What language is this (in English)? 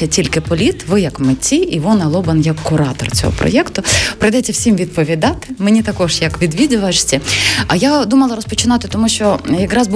Ukrainian